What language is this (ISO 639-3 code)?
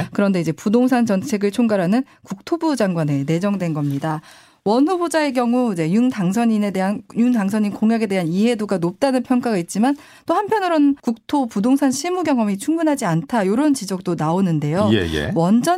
kor